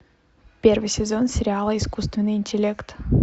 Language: Russian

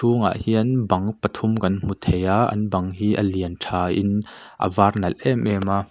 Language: Mizo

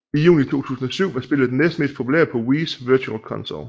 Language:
Danish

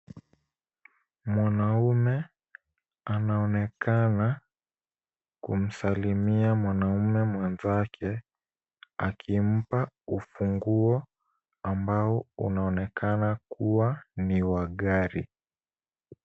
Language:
Swahili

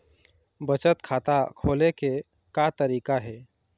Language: Chhattisgarhi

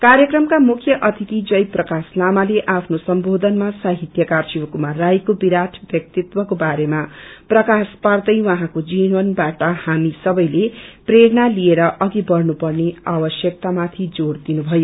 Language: Nepali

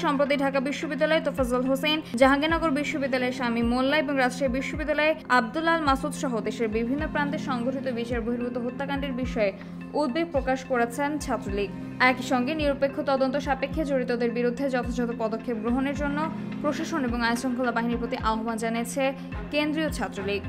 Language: Bangla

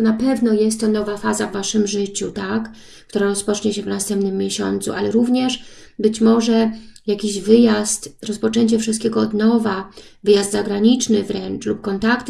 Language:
Polish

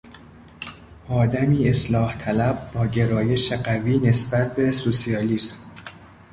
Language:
Persian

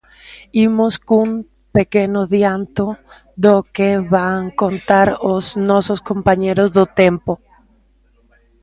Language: Galician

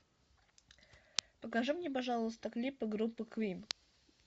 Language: Russian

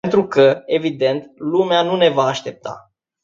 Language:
Romanian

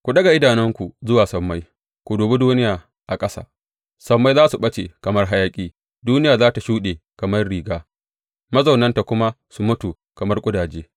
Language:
Hausa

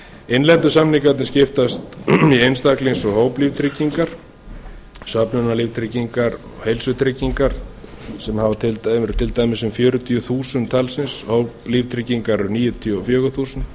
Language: Icelandic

